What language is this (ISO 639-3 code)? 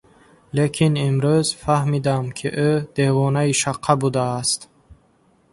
tgk